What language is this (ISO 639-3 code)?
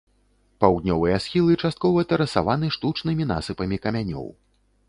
bel